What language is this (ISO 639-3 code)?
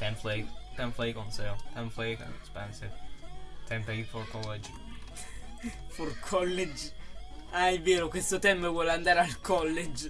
ita